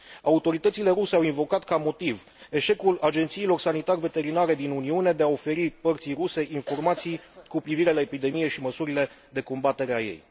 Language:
Romanian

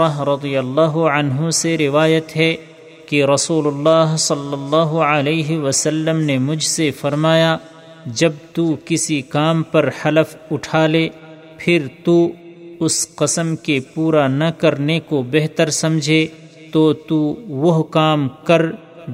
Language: Urdu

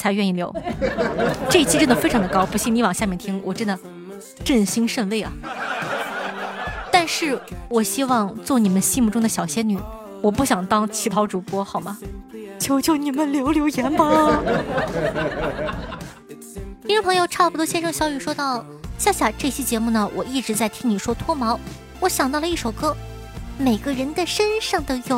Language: Chinese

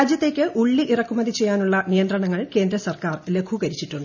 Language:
Malayalam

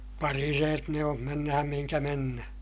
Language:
Finnish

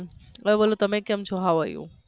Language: Gujarati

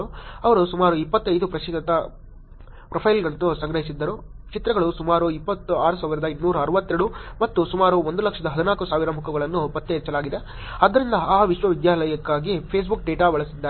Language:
Kannada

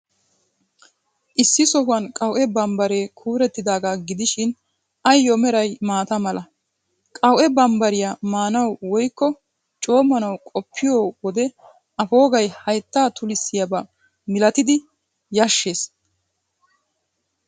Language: Wolaytta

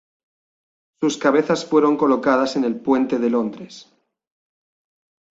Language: Spanish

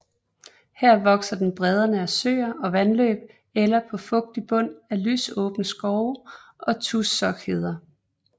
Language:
Danish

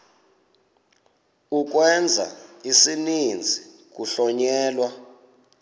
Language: Xhosa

